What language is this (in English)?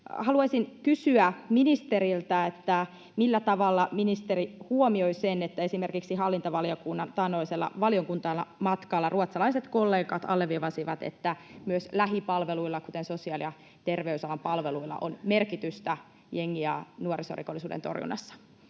Finnish